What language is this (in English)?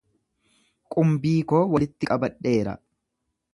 Oromo